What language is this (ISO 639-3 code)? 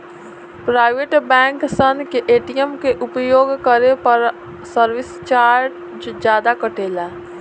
bho